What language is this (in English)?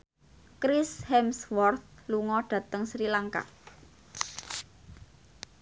Javanese